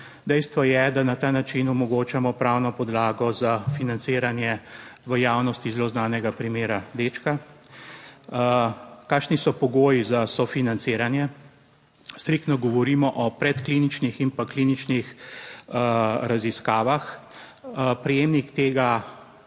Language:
Slovenian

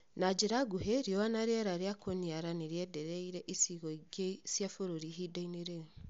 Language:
Kikuyu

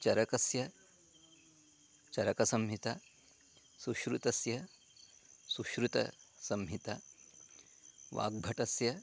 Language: Sanskrit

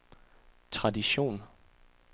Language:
Danish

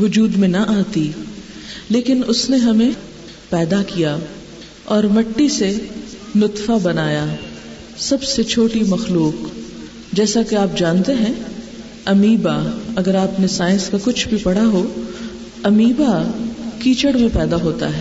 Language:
Urdu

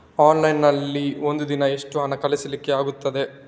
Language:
Kannada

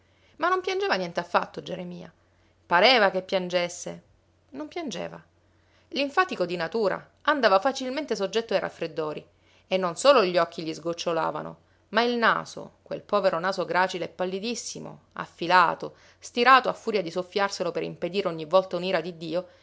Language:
Italian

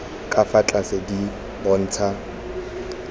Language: Tswana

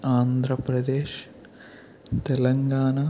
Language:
Telugu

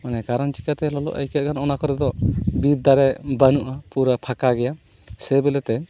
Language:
Santali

